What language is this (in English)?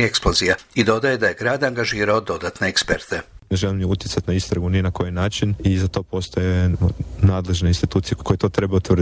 Croatian